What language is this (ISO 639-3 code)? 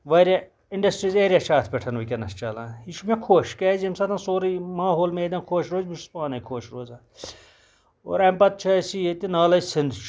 kas